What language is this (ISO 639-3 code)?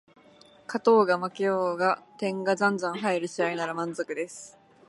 jpn